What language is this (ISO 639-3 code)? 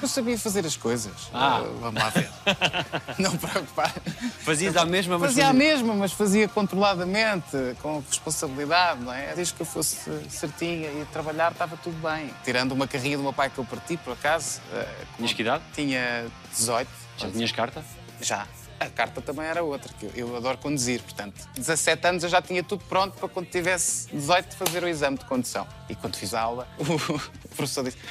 por